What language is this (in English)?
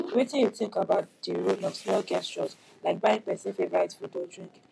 Nigerian Pidgin